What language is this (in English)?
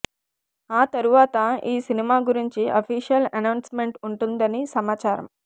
Telugu